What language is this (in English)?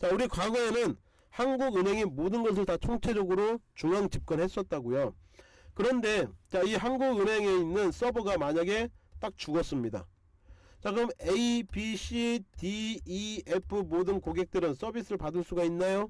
Korean